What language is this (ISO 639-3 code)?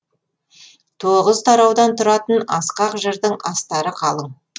kaz